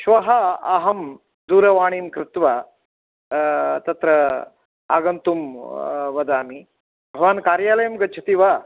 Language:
Sanskrit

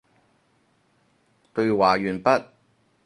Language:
Cantonese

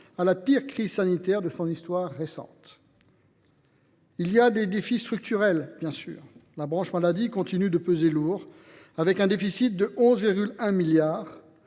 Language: French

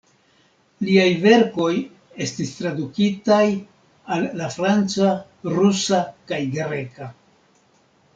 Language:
Esperanto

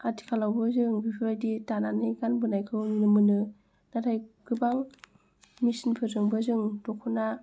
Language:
Bodo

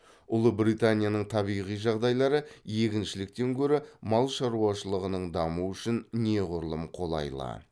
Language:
Kazakh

